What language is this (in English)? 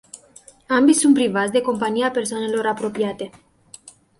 Romanian